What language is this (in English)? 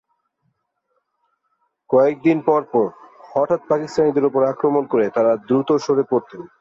Bangla